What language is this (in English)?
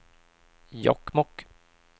Swedish